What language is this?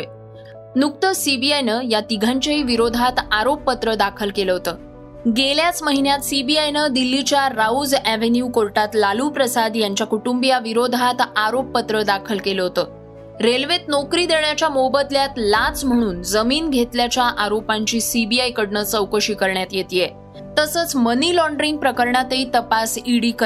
Marathi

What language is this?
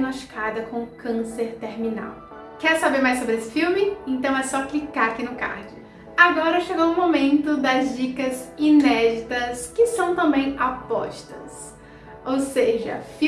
Portuguese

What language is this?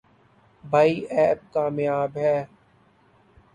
Urdu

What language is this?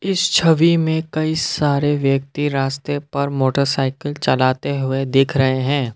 Hindi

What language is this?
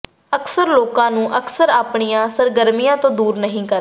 Punjabi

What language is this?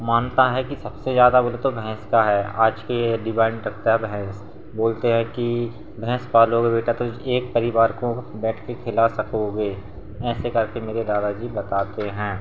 Hindi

